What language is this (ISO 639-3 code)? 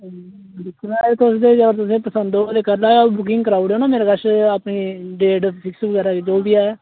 doi